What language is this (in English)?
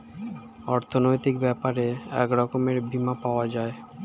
Bangla